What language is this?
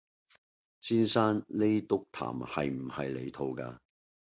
Cantonese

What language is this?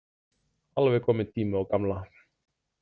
Icelandic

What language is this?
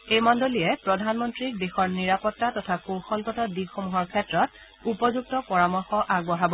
Assamese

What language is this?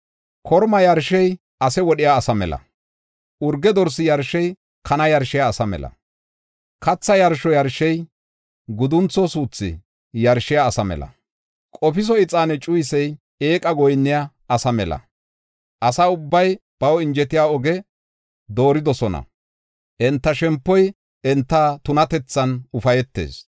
Gofa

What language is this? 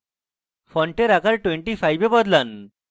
Bangla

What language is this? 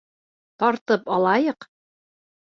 Bashkir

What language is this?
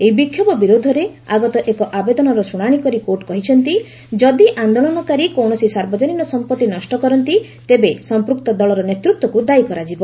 Odia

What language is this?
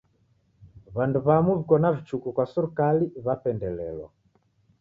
Taita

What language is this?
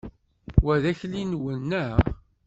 Kabyle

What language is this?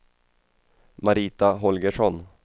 Swedish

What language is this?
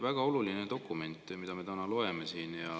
Estonian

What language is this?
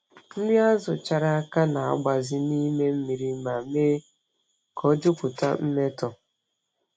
Igbo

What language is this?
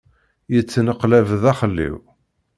Kabyle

